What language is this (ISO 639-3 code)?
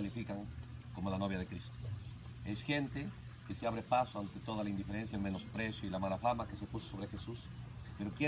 spa